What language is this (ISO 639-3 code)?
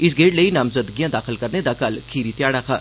doi